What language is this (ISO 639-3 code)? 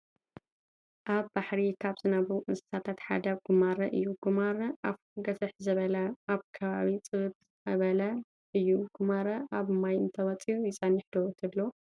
tir